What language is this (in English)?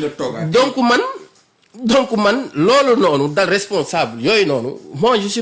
French